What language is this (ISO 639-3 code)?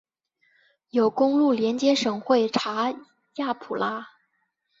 zho